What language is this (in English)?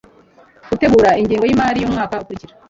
Kinyarwanda